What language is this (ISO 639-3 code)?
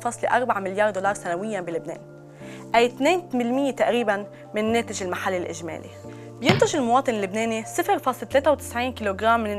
ara